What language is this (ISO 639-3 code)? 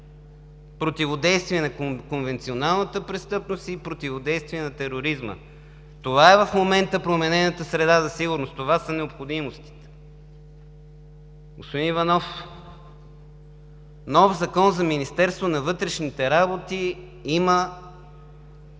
bul